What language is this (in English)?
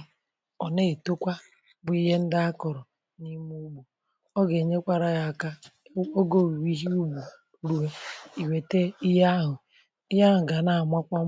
Igbo